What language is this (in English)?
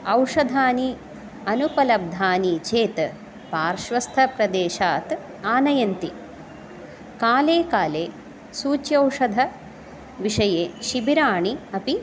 Sanskrit